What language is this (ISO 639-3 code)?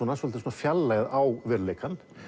isl